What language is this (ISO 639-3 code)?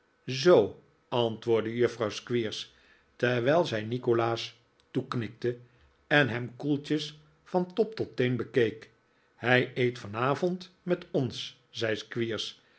nld